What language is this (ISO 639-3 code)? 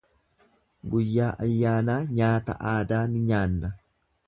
orm